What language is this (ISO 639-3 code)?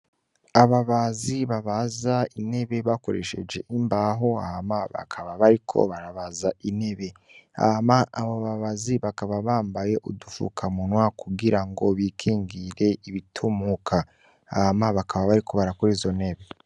run